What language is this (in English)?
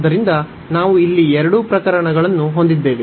Kannada